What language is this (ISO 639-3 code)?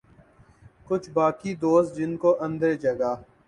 urd